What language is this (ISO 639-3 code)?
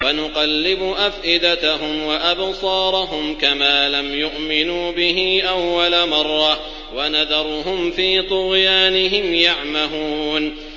ara